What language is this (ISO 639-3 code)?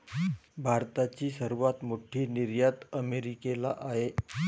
mar